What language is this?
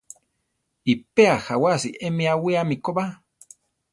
Central Tarahumara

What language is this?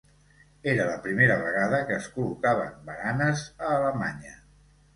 Catalan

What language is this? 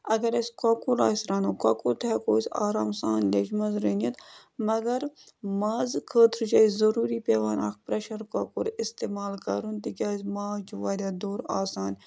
Kashmiri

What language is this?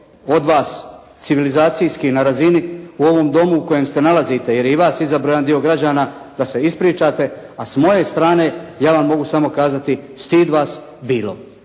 Croatian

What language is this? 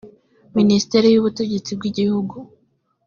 Kinyarwanda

